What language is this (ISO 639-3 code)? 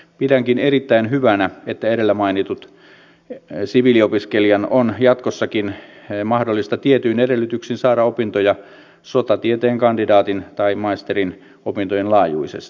fin